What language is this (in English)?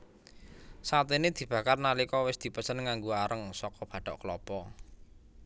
Javanese